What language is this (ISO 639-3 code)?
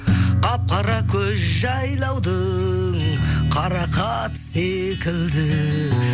kaz